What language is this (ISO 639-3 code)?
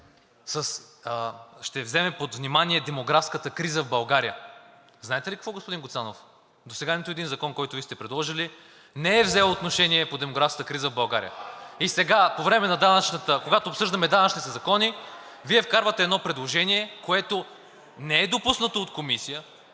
bul